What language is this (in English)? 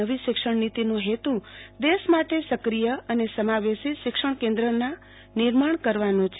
Gujarati